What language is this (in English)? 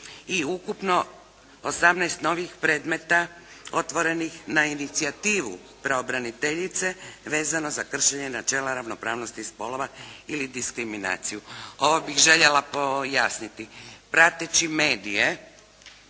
Croatian